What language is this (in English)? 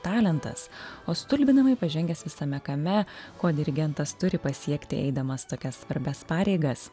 Lithuanian